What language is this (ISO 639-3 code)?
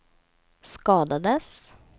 swe